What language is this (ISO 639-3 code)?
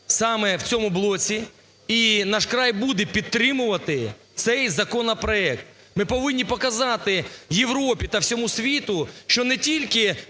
ukr